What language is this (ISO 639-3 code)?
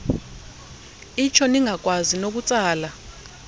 xho